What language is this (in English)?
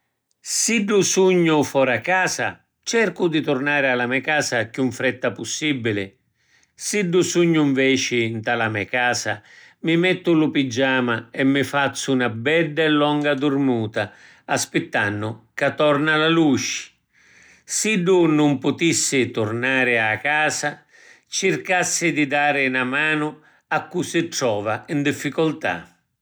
Sicilian